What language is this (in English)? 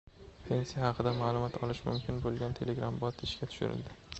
Uzbek